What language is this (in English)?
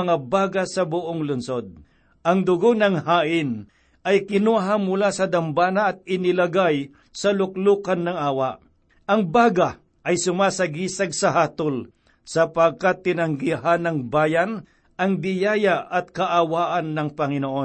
Filipino